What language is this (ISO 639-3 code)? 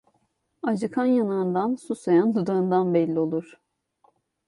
tur